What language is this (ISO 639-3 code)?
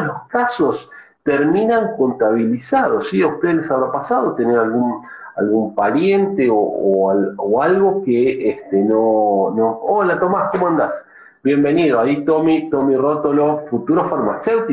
spa